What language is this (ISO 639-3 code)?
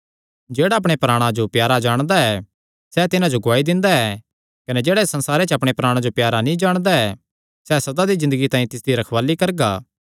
xnr